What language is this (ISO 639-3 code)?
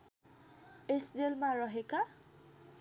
nep